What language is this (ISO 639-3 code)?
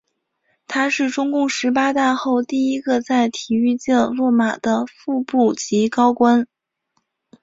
zho